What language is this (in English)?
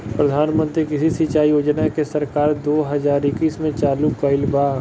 Bhojpuri